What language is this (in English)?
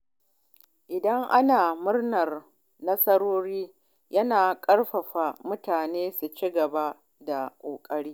Hausa